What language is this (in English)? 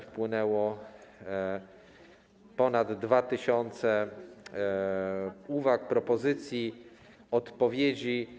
Polish